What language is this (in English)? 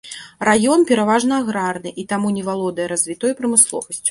Belarusian